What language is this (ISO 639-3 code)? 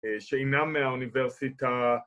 heb